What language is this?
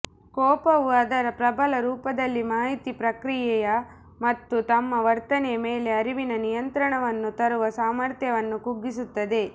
Kannada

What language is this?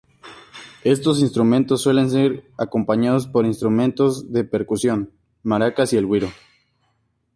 Spanish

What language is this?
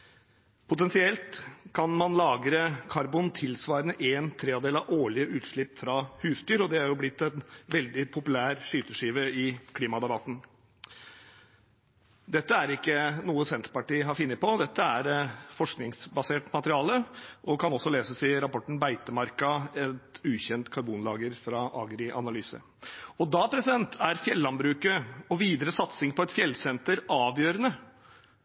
Norwegian Bokmål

